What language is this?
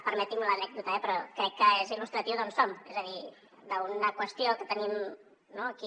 Catalan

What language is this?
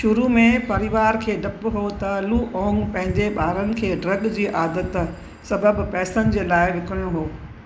Sindhi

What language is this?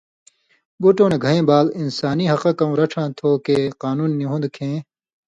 Indus Kohistani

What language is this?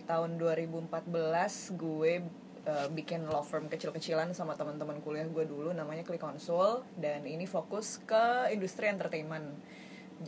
Indonesian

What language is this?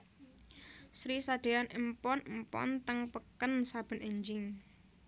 Javanese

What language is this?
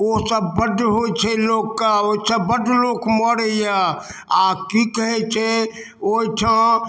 Maithili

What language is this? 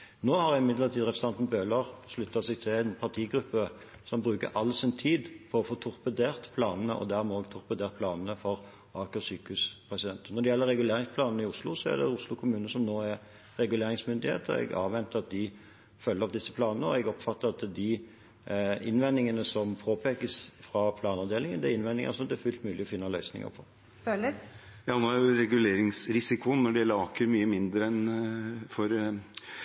Norwegian Bokmål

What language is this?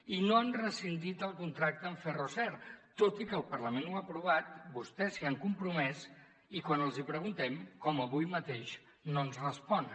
Catalan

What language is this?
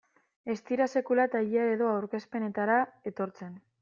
Basque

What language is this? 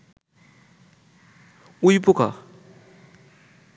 Bangla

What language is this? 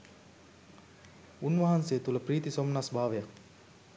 Sinhala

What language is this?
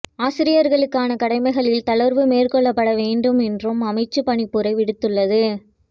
Tamil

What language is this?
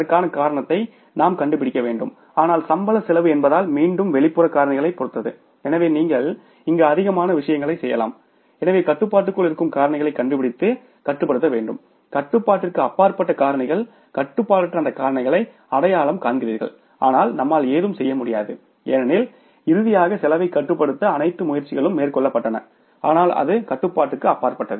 Tamil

